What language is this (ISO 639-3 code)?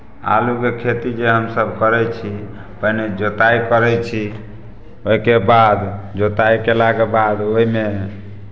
mai